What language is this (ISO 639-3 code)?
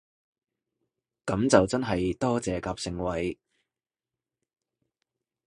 yue